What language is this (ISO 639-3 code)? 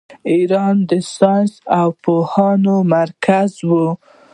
pus